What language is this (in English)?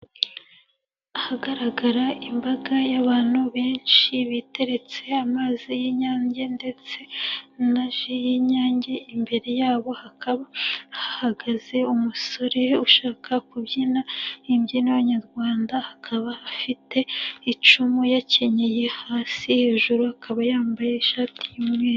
Kinyarwanda